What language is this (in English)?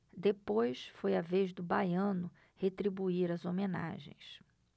Portuguese